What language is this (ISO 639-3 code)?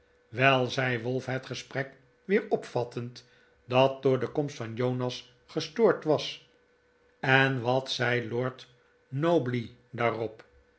nld